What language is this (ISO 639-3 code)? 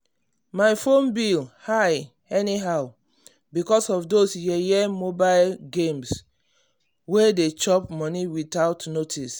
pcm